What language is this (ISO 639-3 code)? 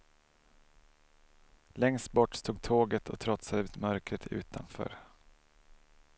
swe